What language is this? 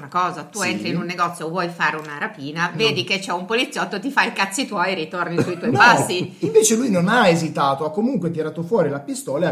Italian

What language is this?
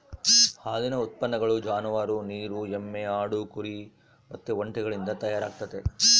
Kannada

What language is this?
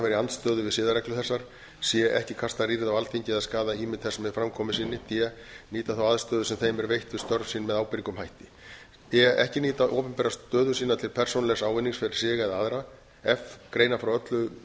Icelandic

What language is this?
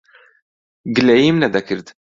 Central Kurdish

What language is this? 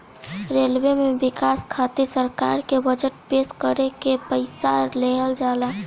Bhojpuri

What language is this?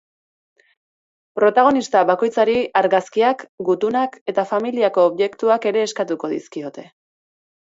Basque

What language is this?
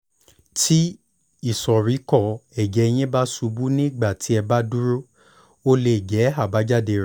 Yoruba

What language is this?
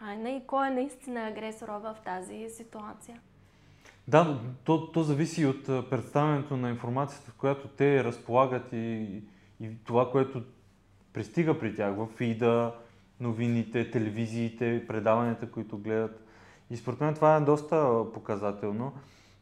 Bulgarian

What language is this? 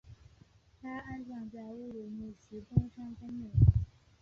Chinese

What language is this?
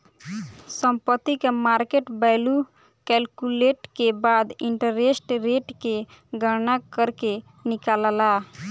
Bhojpuri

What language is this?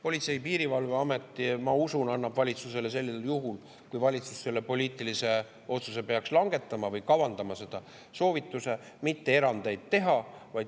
Estonian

